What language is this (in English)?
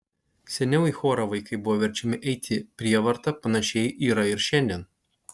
Lithuanian